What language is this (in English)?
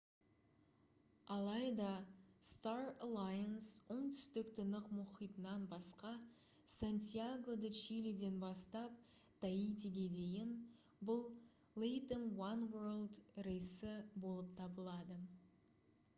Kazakh